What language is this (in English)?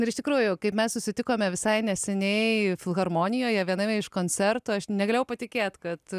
Lithuanian